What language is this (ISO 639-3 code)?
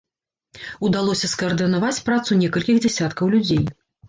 bel